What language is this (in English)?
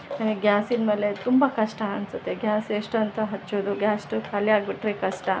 Kannada